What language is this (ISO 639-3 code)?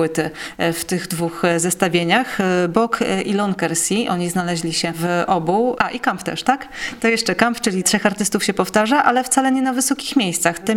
pol